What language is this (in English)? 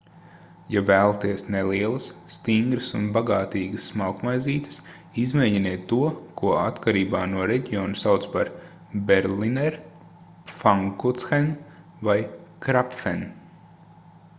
Latvian